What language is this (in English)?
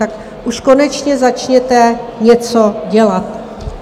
Czech